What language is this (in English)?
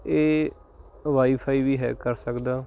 Punjabi